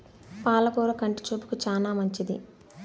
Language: Telugu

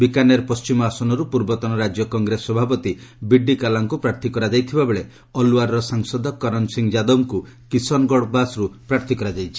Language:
Odia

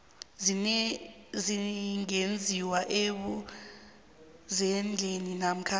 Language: South Ndebele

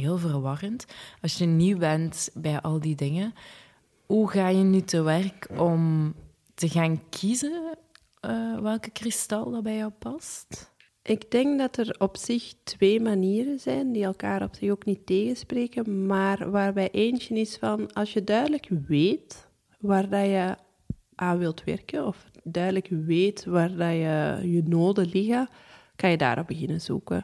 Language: Dutch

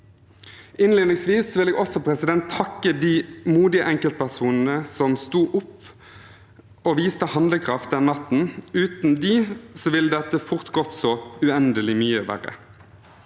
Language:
Norwegian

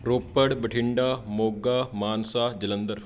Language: Punjabi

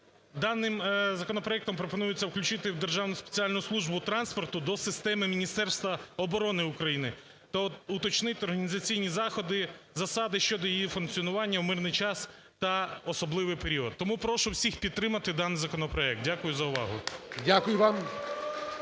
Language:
Ukrainian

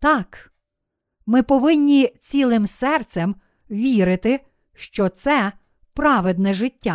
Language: Ukrainian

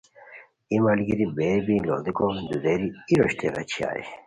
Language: Khowar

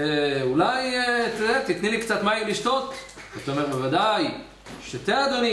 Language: Hebrew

